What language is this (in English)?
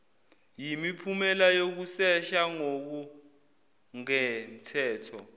Zulu